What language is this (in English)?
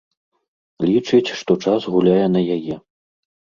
Belarusian